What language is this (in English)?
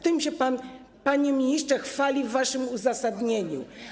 Polish